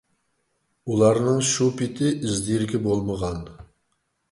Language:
Uyghur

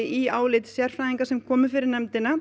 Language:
Icelandic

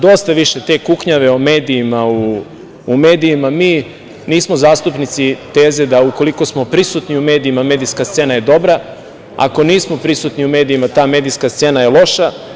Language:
Serbian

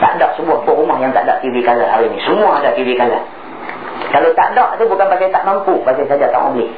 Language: Malay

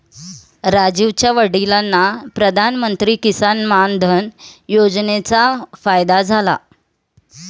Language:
Marathi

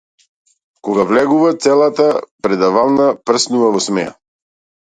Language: Macedonian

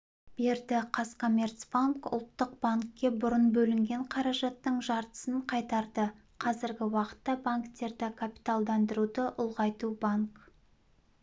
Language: Kazakh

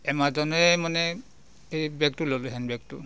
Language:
Assamese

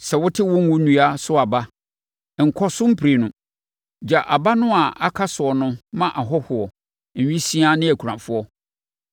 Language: Akan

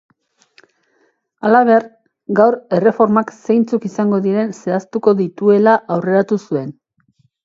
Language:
Basque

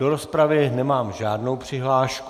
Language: Czech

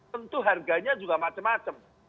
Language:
Indonesian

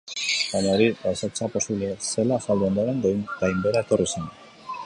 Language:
Basque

